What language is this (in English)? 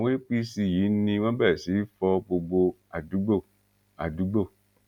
Yoruba